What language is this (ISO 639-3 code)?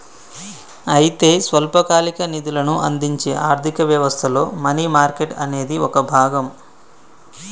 tel